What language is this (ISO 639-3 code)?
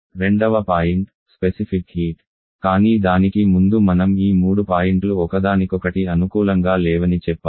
tel